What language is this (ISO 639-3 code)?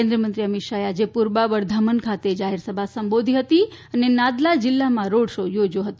guj